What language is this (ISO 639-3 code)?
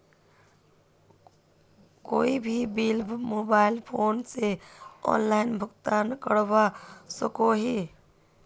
mag